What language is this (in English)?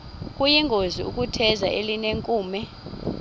Xhosa